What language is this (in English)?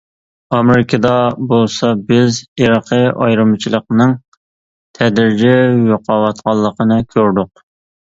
Uyghur